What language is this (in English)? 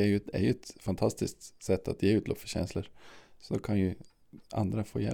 Swedish